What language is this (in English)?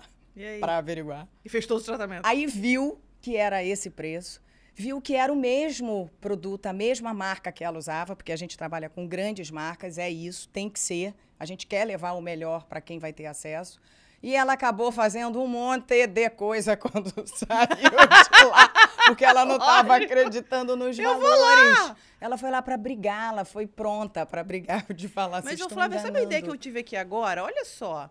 Portuguese